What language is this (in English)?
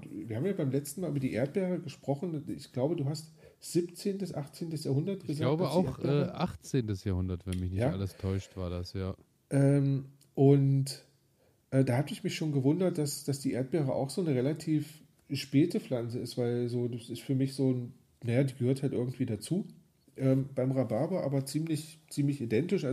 German